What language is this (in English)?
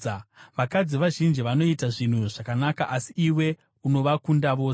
Shona